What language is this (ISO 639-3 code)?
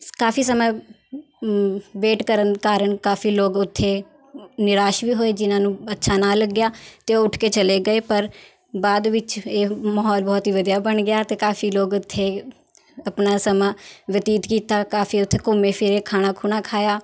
pan